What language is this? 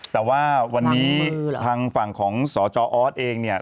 Thai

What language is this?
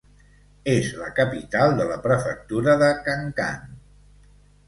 Catalan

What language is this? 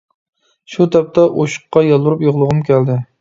Uyghur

